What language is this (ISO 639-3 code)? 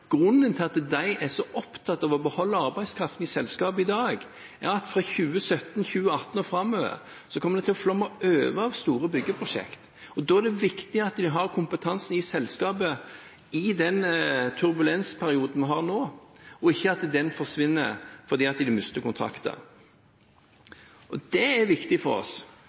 nob